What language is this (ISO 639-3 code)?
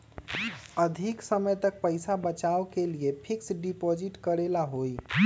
mag